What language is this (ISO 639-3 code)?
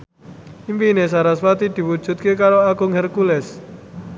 jav